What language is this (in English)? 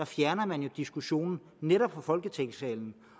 Danish